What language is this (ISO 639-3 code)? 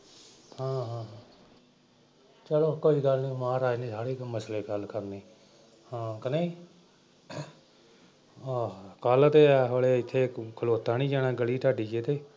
pan